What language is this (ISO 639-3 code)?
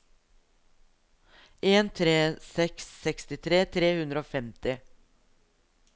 nor